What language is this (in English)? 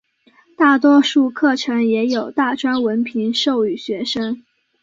Chinese